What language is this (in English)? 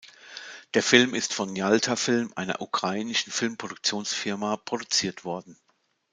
German